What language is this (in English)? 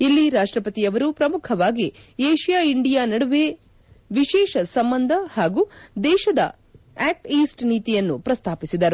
Kannada